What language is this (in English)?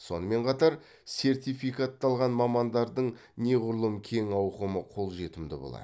Kazakh